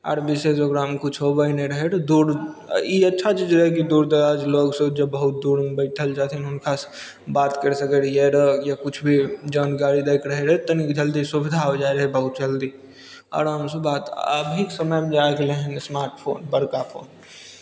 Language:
Maithili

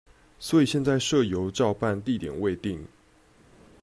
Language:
Chinese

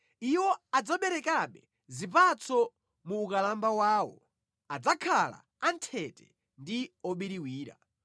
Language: Nyanja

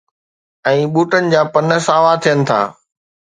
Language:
Sindhi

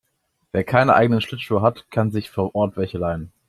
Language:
German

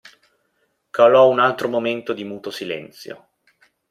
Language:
Italian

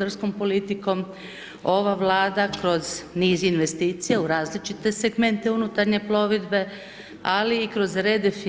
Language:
Croatian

